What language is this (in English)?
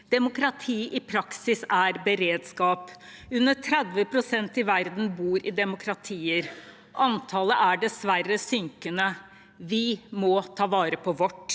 Norwegian